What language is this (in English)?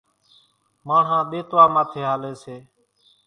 Kachi Koli